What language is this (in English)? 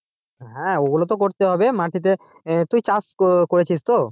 Bangla